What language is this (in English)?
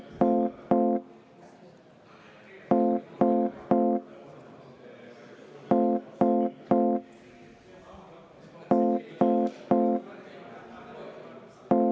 Estonian